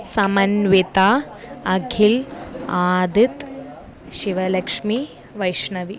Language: Sanskrit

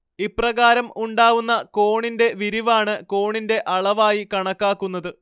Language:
Malayalam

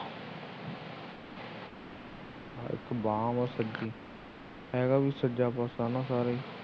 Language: Punjabi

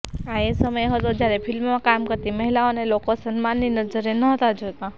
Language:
Gujarati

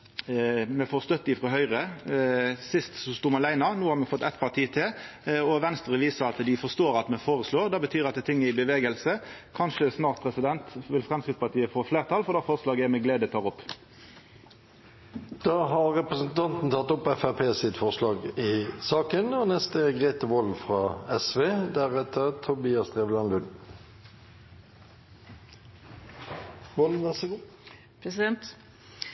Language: Norwegian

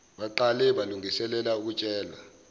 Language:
Zulu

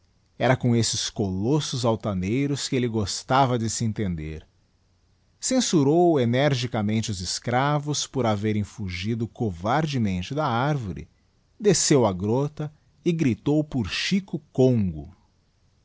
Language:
Portuguese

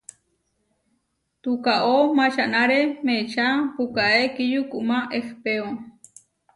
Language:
Huarijio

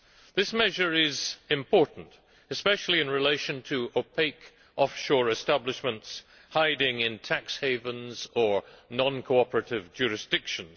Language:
English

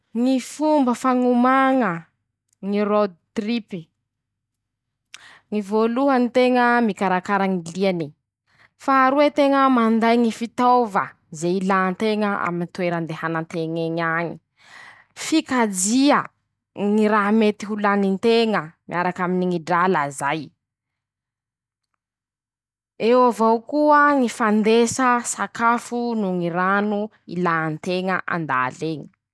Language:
Masikoro Malagasy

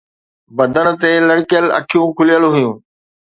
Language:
Sindhi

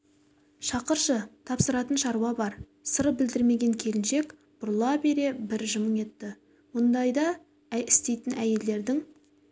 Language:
Kazakh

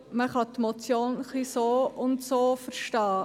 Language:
Swiss German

